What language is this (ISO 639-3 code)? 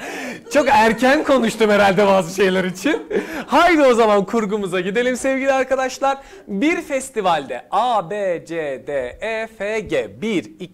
tur